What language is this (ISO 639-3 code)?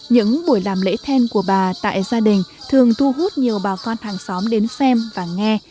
vie